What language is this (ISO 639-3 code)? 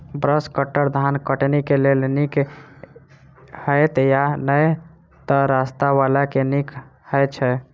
mai